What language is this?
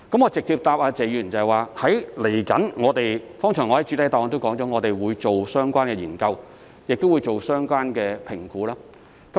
Cantonese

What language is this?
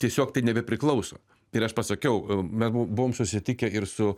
Lithuanian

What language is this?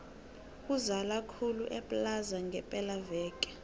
South Ndebele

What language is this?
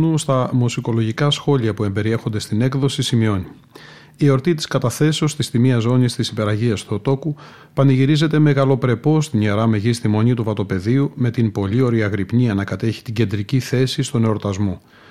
Greek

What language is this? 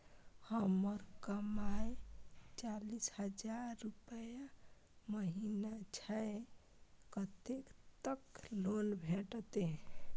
Maithili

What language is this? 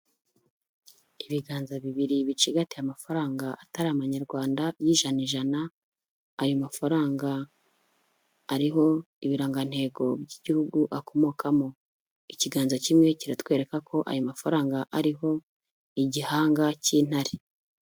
Kinyarwanda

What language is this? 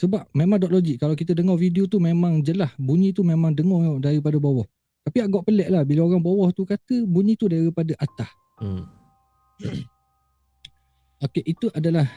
Malay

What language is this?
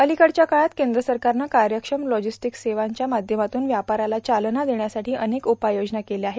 Marathi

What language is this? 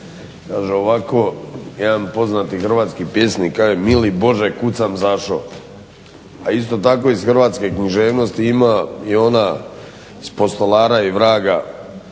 Croatian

